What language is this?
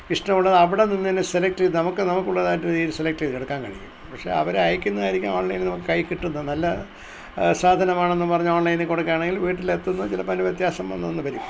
Malayalam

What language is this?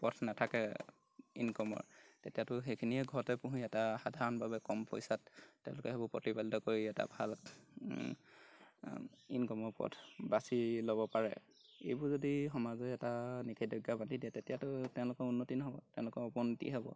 Assamese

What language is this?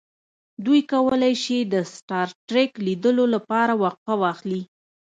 Pashto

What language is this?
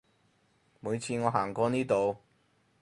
Cantonese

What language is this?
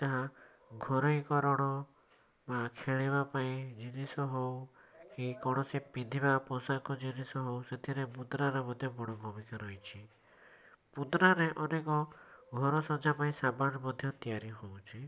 Odia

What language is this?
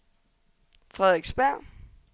Danish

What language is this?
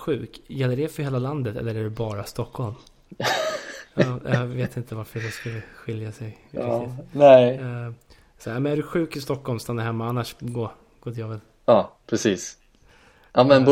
Swedish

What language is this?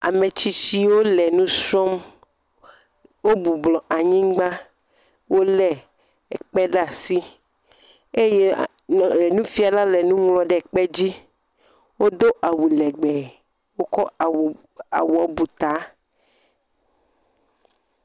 Ewe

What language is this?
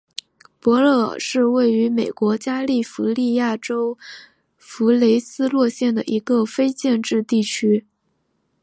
Chinese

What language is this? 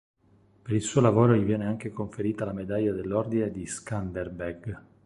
Italian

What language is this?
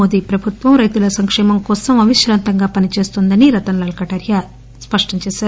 Telugu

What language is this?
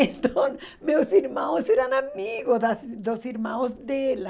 Portuguese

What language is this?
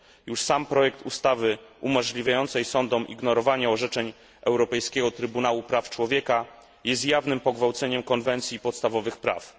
Polish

